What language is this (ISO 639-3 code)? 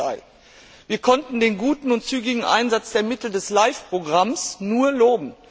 deu